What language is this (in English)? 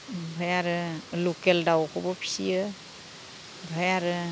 Bodo